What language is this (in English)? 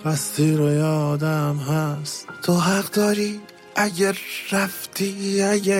Persian